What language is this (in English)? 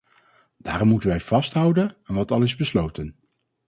Dutch